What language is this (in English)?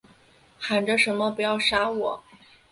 Chinese